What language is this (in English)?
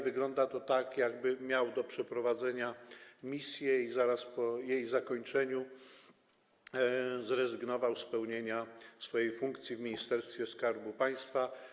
Polish